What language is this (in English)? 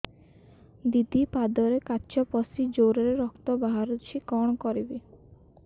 Odia